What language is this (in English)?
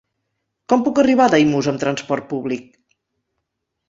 Catalan